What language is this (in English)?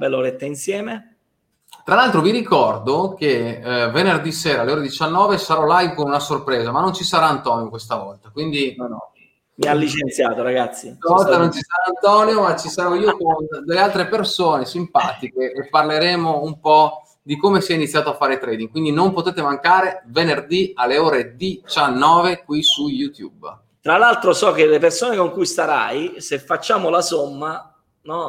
Italian